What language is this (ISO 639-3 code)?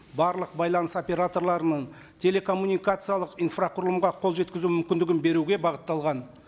kaz